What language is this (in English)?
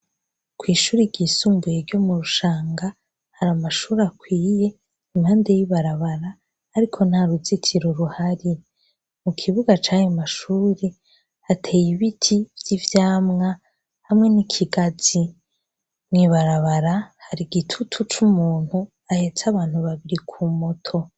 Rundi